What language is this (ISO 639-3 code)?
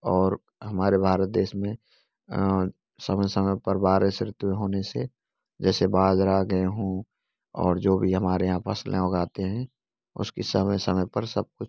hin